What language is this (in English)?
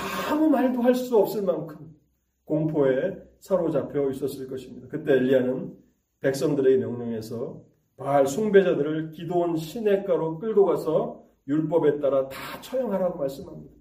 Korean